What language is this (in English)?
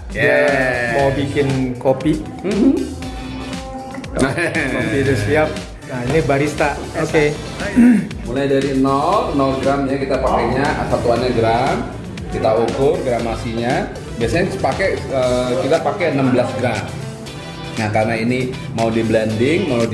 Indonesian